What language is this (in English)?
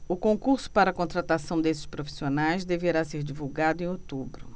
Portuguese